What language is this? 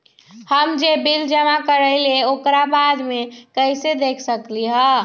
Magahi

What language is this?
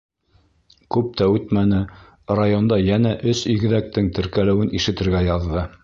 Bashkir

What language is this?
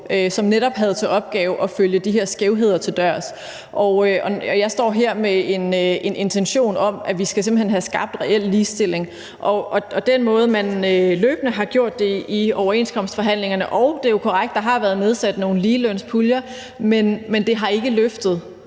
Danish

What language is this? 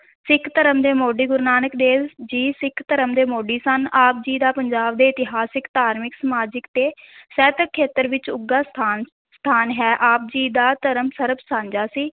Punjabi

